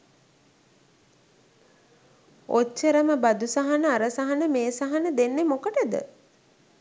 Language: Sinhala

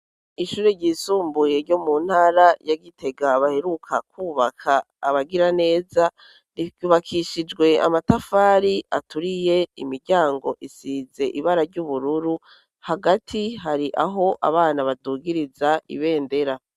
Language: Rundi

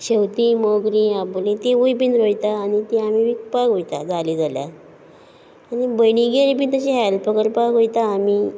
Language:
Konkani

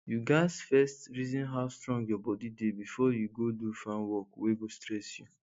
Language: Nigerian Pidgin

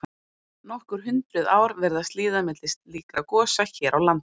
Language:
Icelandic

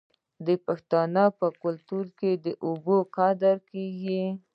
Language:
Pashto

